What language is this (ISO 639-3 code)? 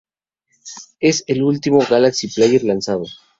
spa